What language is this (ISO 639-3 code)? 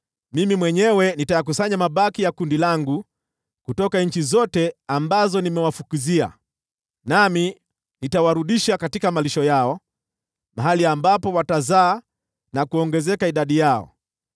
swa